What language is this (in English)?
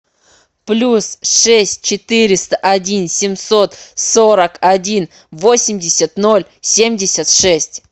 Russian